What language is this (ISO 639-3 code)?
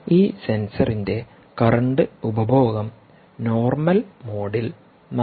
mal